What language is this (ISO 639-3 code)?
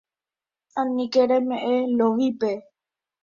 grn